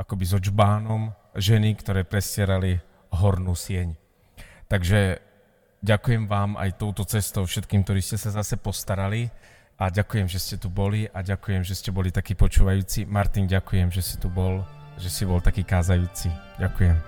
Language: Slovak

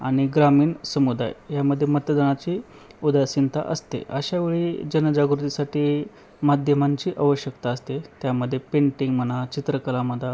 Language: Marathi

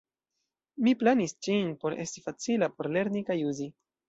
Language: Esperanto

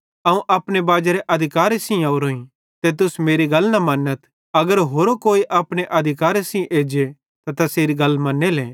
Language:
Bhadrawahi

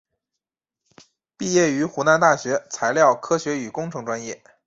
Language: Chinese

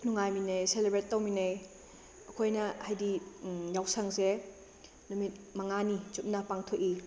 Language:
Manipuri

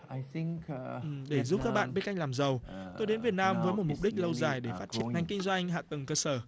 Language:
Vietnamese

